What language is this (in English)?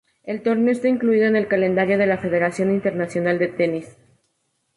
Spanish